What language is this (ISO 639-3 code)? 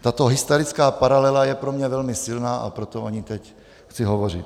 ces